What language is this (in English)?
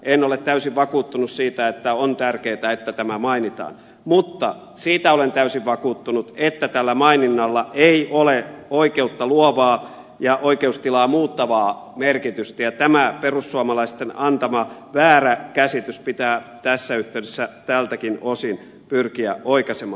Finnish